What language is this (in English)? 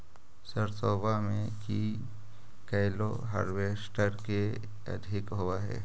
Magahi